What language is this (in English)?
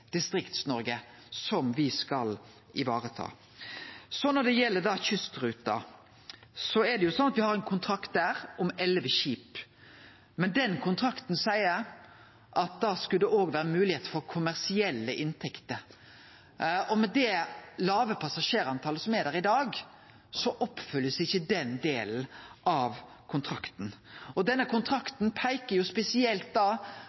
Norwegian Nynorsk